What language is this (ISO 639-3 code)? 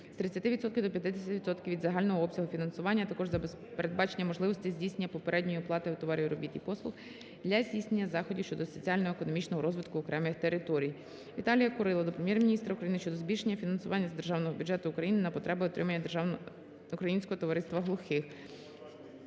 ukr